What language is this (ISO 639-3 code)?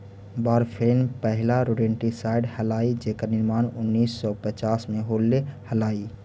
mag